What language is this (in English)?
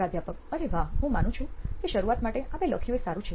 Gujarati